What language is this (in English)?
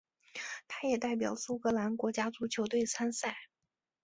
Chinese